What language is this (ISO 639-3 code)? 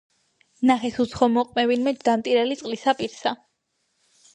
kat